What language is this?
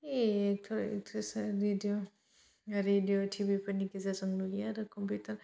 Bodo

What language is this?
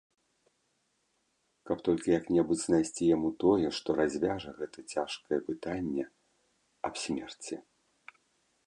Belarusian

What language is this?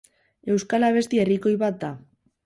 Basque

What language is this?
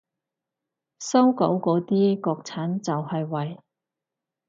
Cantonese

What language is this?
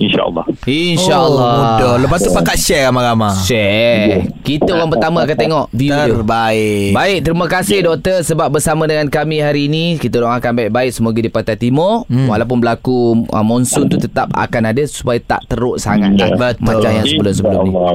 Malay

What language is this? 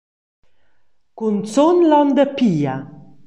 Romansh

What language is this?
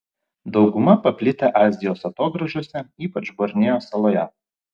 Lithuanian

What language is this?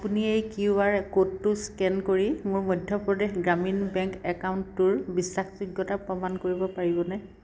Assamese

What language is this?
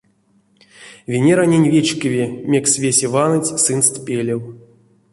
Erzya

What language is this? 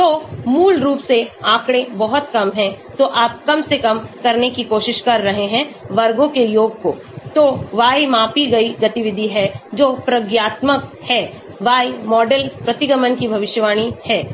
Hindi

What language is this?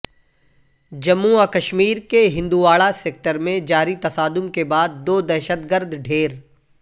Urdu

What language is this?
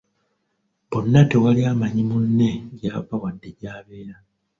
Ganda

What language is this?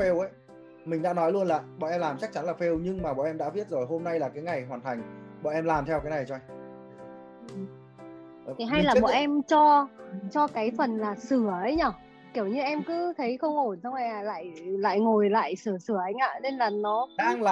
Vietnamese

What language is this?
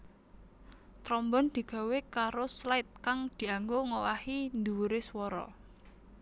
Javanese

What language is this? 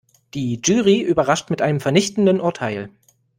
German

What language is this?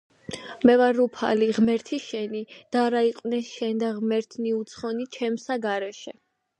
Georgian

